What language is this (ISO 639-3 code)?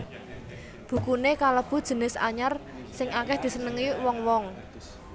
jav